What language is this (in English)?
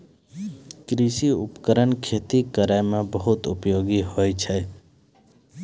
Maithili